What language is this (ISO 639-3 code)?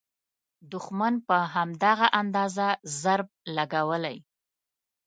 pus